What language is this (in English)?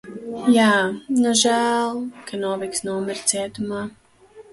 Latvian